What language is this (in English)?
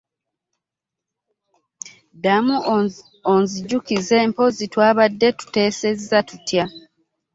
Ganda